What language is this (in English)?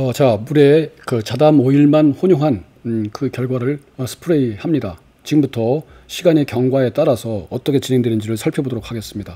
Korean